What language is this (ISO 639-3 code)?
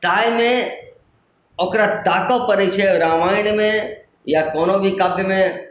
mai